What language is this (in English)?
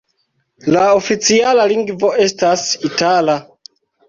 Esperanto